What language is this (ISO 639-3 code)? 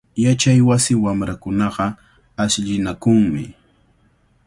qvl